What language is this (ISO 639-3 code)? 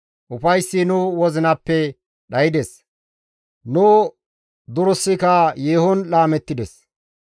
gmv